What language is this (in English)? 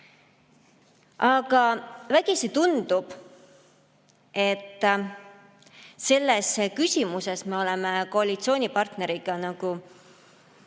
Estonian